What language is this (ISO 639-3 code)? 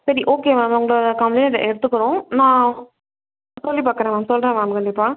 tam